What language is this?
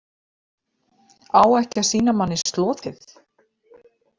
Icelandic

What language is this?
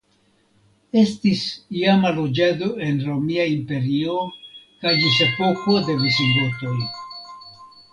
Esperanto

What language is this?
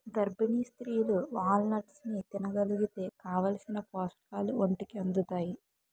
Telugu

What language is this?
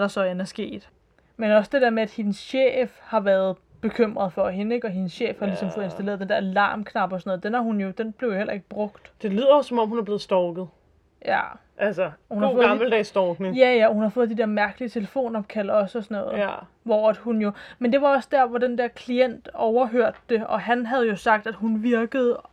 Danish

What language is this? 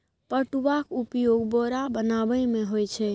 Maithili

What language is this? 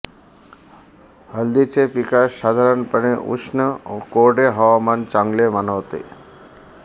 Marathi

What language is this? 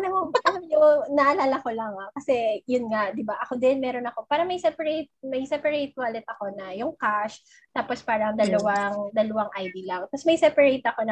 Filipino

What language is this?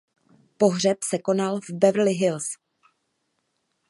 Czech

